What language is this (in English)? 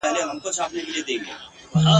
Pashto